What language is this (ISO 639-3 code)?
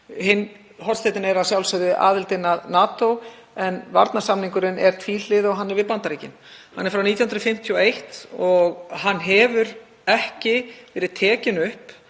isl